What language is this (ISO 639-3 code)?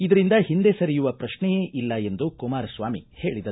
kan